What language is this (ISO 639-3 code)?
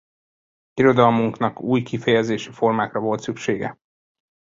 hun